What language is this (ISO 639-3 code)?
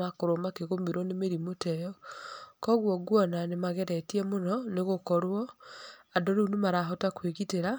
kik